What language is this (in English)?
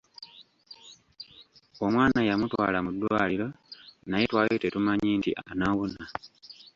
Ganda